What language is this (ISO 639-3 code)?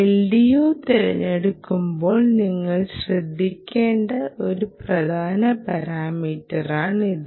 mal